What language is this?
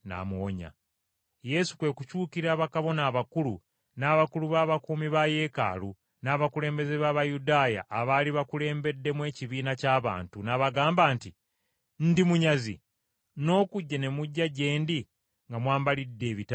Ganda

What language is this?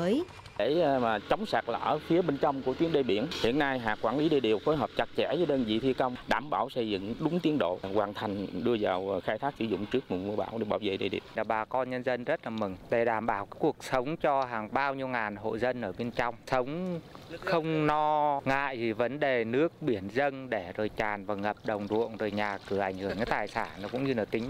Vietnamese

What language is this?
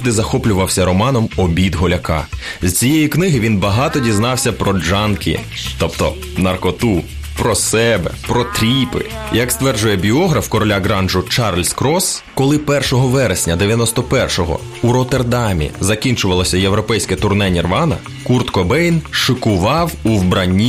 Ukrainian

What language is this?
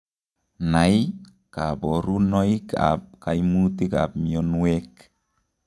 Kalenjin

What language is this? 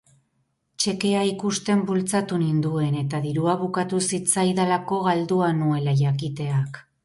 Basque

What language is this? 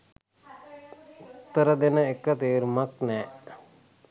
Sinhala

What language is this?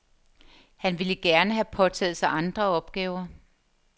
Danish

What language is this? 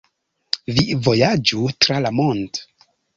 Esperanto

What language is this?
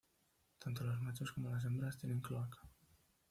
Spanish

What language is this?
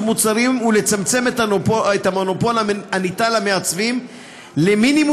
Hebrew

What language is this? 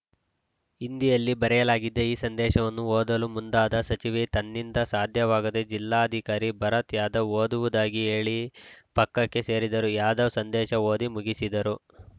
Kannada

